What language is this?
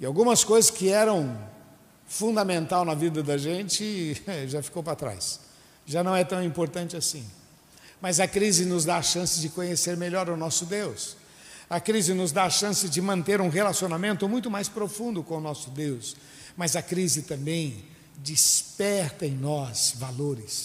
Portuguese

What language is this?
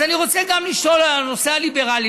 Hebrew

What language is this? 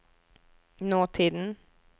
Norwegian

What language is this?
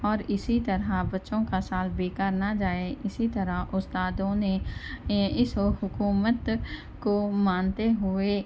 Urdu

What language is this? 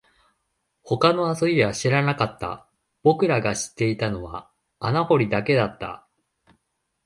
Japanese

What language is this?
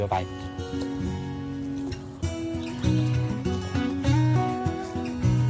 Welsh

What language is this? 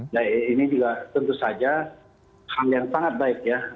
Indonesian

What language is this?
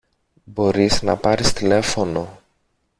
Greek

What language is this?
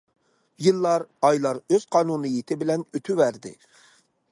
Uyghur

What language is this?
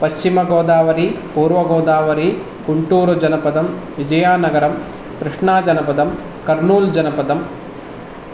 Sanskrit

